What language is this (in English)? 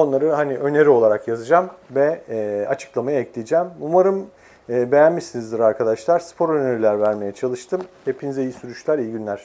Turkish